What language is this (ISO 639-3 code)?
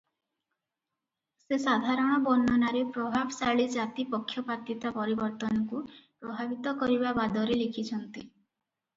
ori